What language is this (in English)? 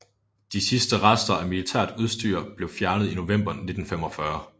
Danish